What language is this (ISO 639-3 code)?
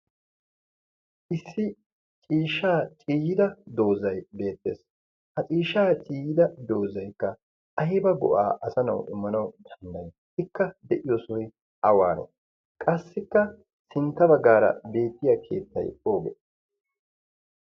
wal